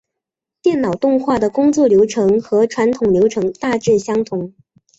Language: Chinese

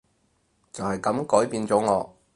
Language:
Cantonese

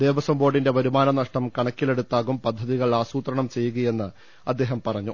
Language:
Malayalam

